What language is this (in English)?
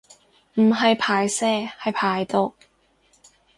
Cantonese